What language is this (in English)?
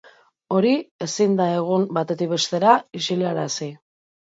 Basque